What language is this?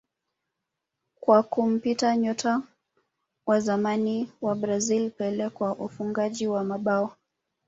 Swahili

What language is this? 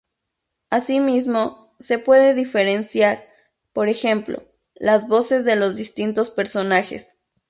Spanish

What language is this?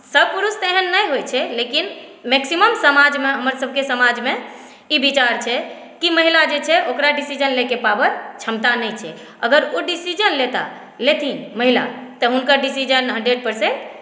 Maithili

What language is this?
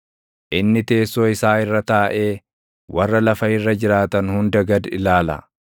Oromo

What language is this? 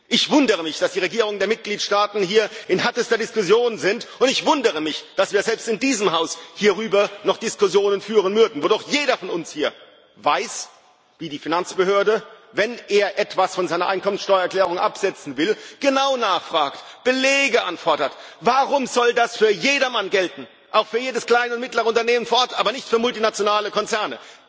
German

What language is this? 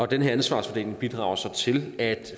Danish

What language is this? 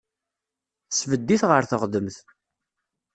Kabyle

